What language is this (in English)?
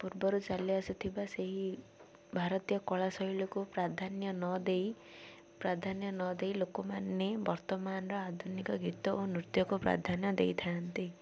Odia